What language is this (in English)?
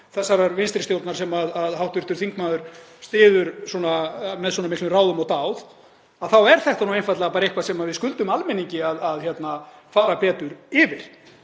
Icelandic